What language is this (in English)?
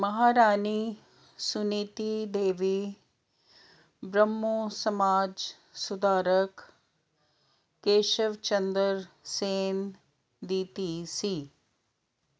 Punjabi